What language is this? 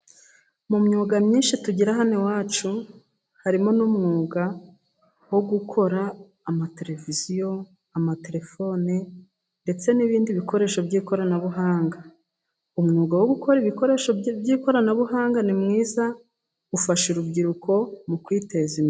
Kinyarwanda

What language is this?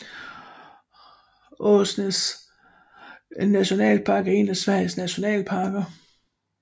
Danish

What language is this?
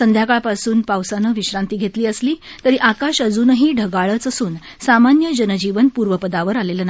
Marathi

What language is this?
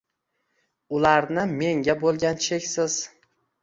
Uzbek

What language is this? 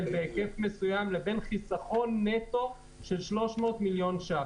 Hebrew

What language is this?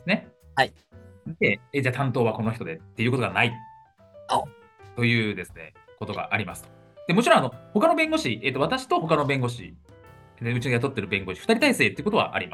Japanese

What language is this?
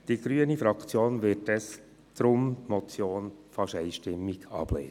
Swiss German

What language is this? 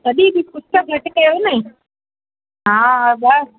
Sindhi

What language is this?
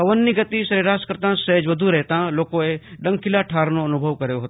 Gujarati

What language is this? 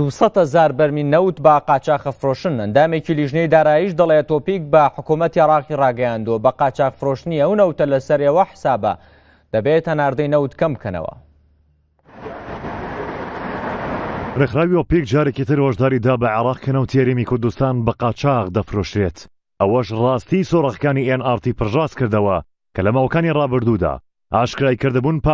Persian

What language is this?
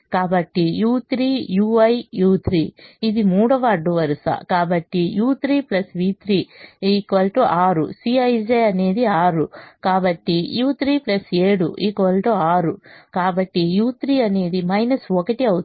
Telugu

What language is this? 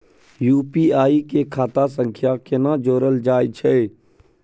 Maithili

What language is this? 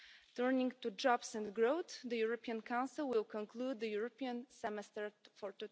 English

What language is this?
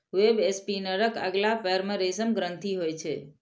Maithili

